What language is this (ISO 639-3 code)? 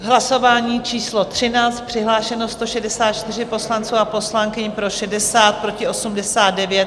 ces